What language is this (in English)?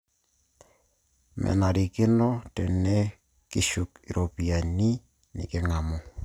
Masai